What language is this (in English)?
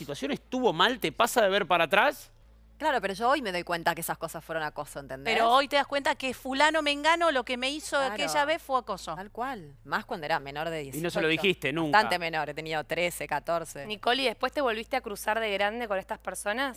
Spanish